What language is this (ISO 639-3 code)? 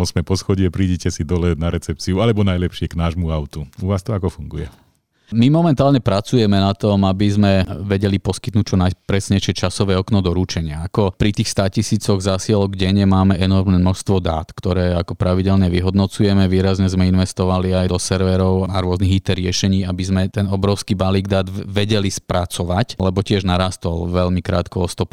slk